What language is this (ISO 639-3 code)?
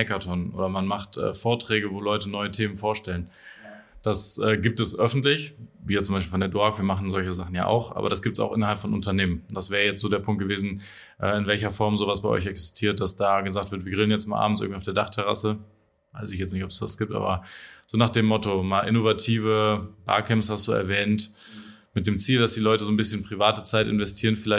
deu